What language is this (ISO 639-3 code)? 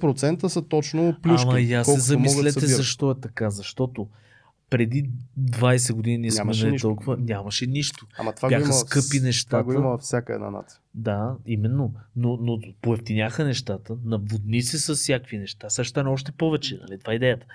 bul